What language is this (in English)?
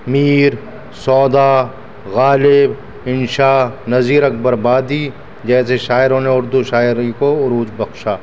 Urdu